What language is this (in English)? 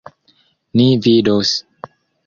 Esperanto